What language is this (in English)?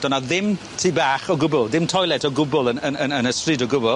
Welsh